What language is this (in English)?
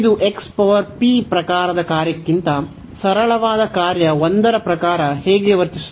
Kannada